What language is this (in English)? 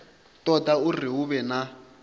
Venda